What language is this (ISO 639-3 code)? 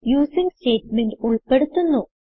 mal